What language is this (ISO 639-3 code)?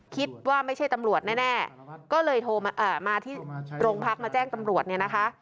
tha